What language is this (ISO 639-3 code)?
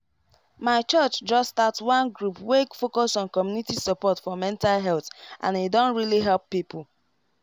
pcm